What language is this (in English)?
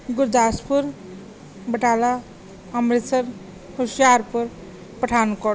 Punjabi